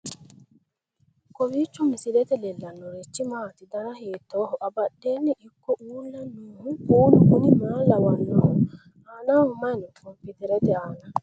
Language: Sidamo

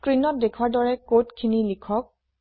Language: Assamese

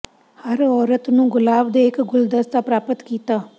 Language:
Punjabi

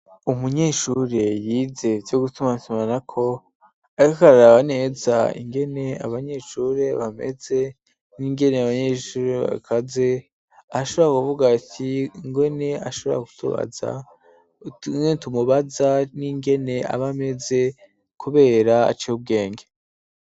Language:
Rundi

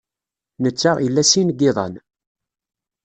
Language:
Kabyle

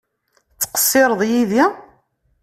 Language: Kabyle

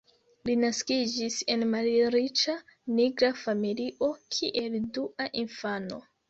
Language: Esperanto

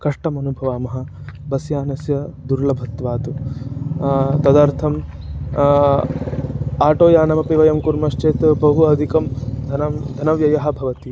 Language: Sanskrit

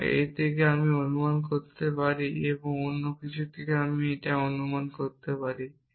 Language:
Bangla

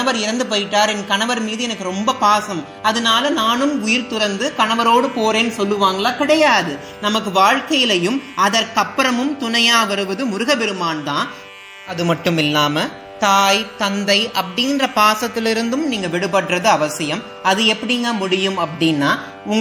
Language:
Tamil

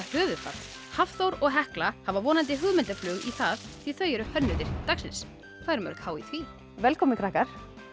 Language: Icelandic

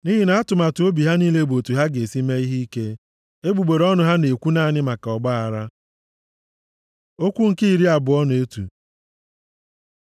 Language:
Igbo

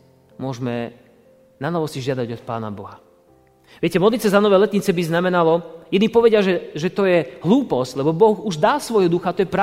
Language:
Slovak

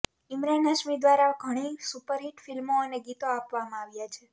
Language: Gujarati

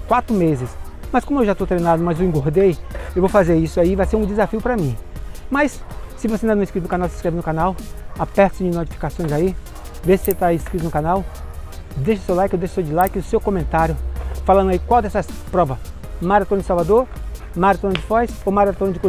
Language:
Portuguese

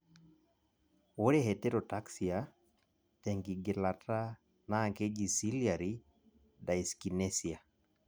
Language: Masai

